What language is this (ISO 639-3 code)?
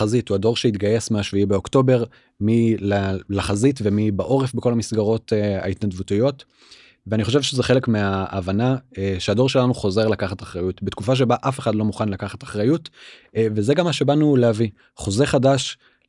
heb